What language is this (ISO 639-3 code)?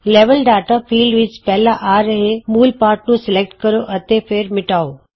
pan